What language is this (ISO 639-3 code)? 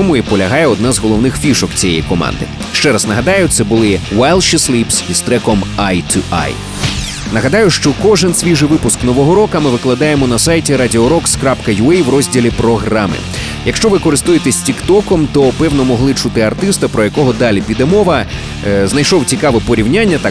ukr